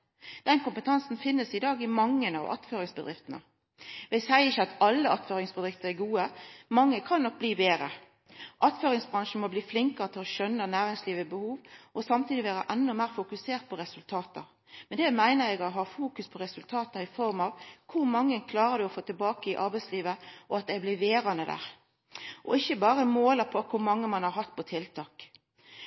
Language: Norwegian Nynorsk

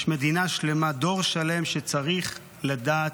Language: Hebrew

